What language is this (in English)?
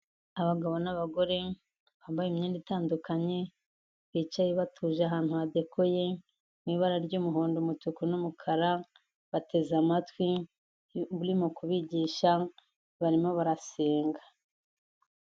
Kinyarwanda